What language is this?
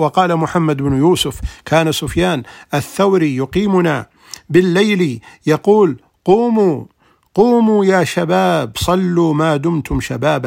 Arabic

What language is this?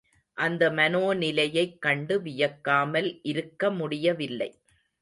Tamil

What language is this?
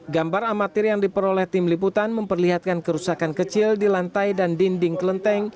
Indonesian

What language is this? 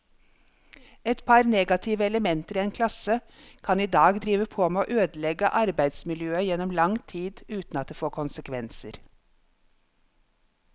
Norwegian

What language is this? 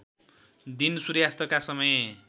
Nepali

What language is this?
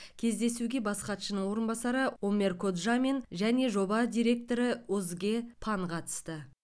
Kazakh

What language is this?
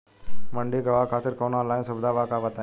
Bhojpuri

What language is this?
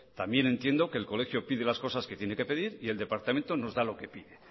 Spanish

